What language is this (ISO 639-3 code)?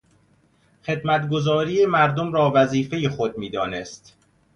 fas